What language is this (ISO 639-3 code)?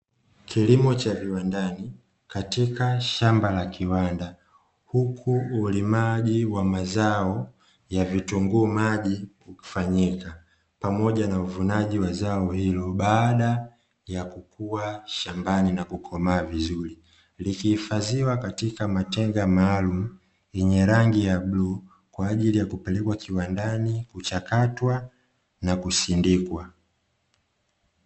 swa